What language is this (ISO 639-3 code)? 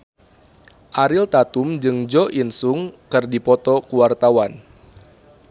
sun